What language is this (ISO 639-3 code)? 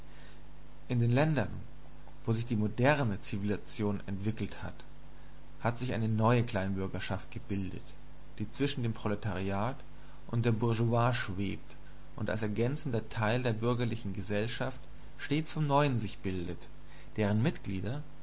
deu